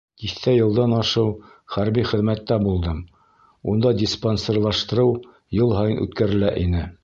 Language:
Bashkir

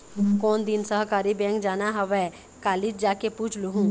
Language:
Chhattisgarhi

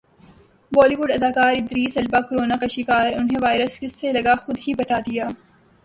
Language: Urdu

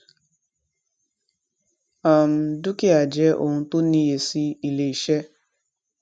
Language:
Yoruba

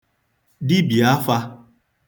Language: Igbo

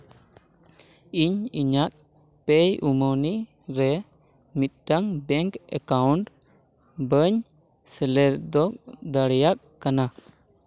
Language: Santali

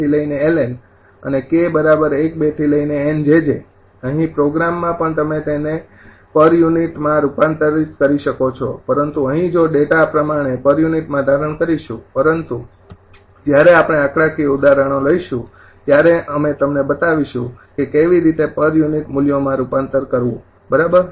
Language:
Gujarati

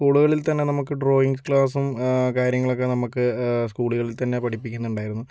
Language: Malayalam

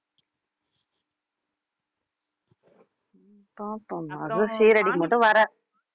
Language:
Tamil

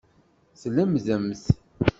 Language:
Kabyle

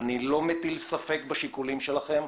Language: Hebrew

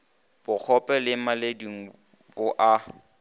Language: Northern Sotho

